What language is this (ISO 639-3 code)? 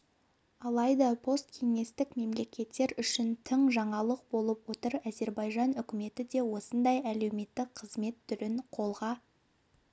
kaz